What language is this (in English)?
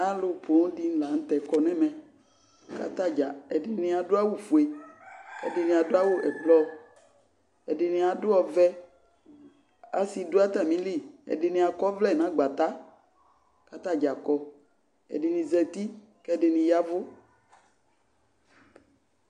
Ikposo